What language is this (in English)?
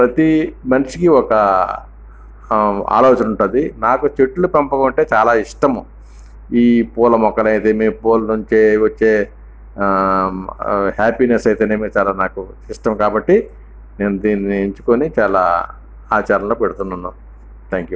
Telugu